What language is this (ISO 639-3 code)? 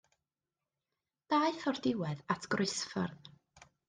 cym